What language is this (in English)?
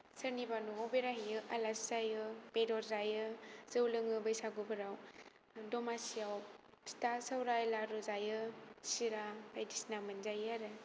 Bodo